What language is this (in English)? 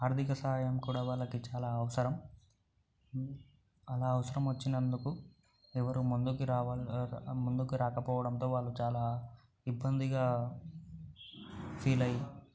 Telugu